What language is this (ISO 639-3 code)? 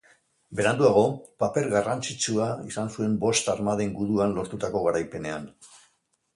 eus